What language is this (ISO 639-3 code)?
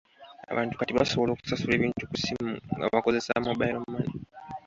lug